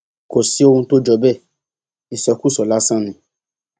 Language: Yoruba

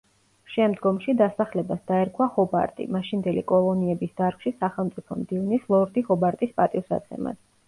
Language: Georgian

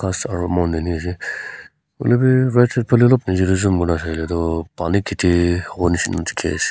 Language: Naga Pidgin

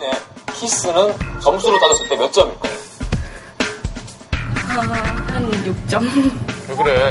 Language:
Korean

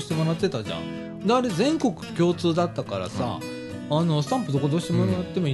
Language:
Japanese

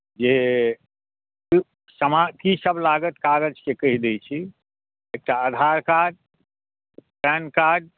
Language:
Maithili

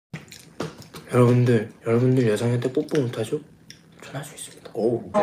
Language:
Korean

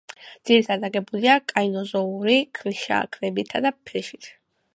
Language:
Georgian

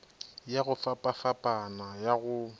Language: Northern Sotho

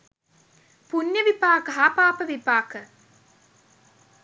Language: Sinhala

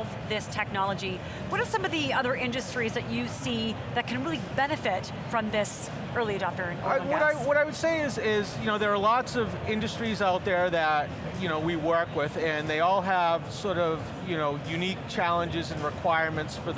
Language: English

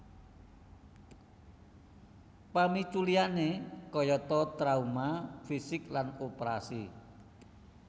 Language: Javanese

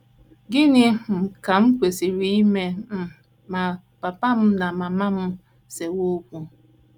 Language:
Igbo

